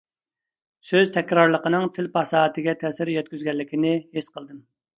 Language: Uyghur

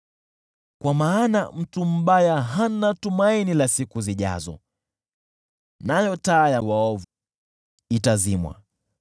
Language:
Swahili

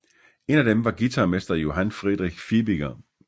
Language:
Danish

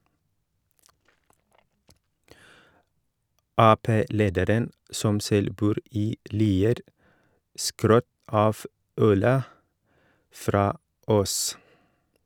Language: Norwegian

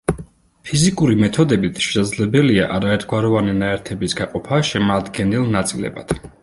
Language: Georgian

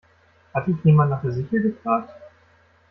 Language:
German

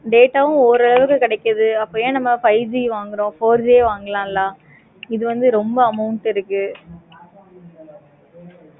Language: Tamil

